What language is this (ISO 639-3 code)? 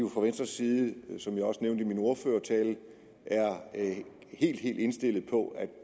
dan